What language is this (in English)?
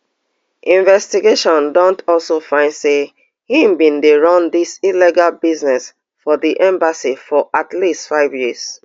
Nigerian Pidgin